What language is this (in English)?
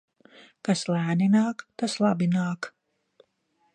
Latvian